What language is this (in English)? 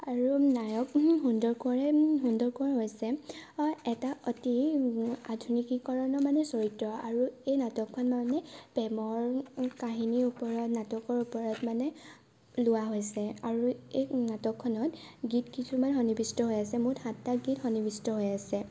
Assamese